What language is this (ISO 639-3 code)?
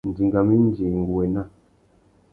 bag